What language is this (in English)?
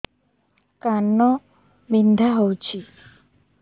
Odia